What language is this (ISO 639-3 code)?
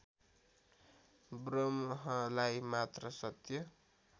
nep